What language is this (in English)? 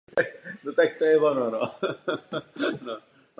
Czech